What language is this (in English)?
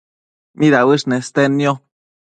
Matsés